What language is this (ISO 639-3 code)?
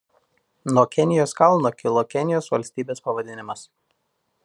lit